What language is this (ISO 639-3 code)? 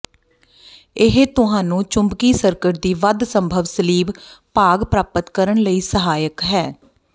pan